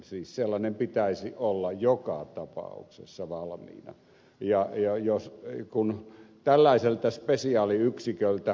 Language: Finnish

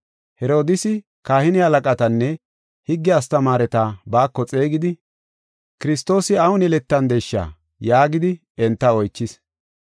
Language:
Gofa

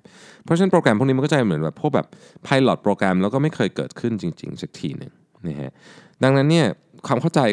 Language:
Thai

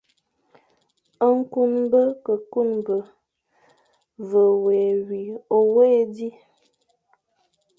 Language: Fang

